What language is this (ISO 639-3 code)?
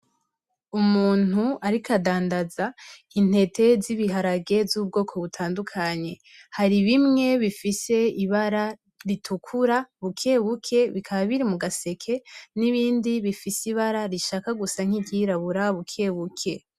run